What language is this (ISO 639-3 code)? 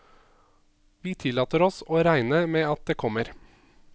nor